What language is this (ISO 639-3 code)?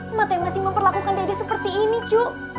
ind